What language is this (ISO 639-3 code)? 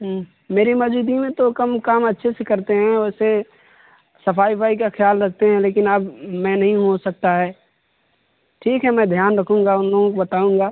urd